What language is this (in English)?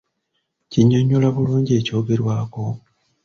Ganda